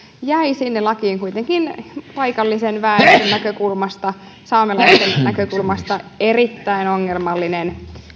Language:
Finnish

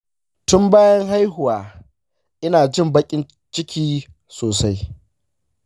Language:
Hausa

